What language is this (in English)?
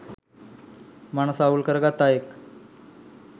Sinhala